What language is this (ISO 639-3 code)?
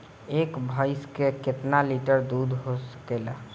bho